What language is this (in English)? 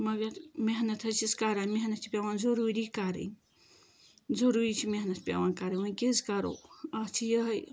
Kashmiri